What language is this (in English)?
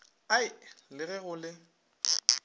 Northern Sotho